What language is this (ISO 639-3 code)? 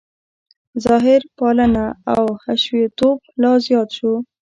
pus